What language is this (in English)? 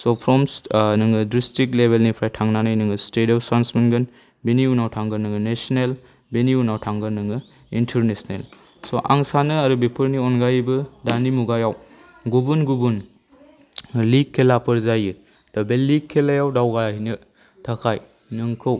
Bodo